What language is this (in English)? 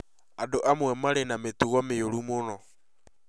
Kikuyu